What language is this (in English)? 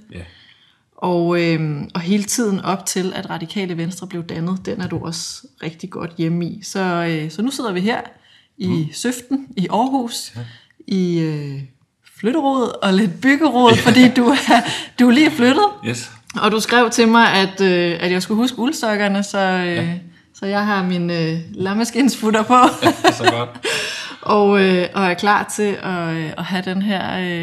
Danish